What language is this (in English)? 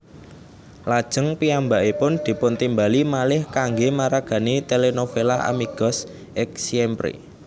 Javanese